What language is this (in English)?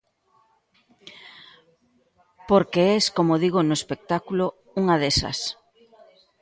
Galician